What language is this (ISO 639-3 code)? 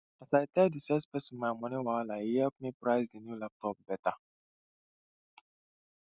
pcm